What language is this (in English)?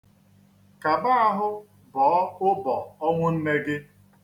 Igbo